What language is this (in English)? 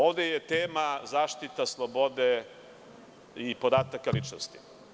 Serbian